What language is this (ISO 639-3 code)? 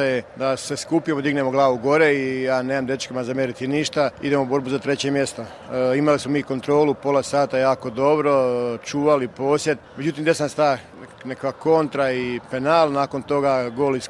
hrv